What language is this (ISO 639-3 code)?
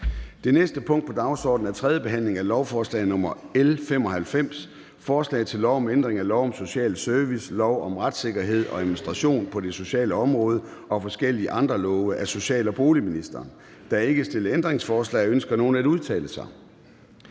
dan